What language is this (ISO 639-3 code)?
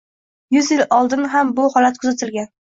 uzb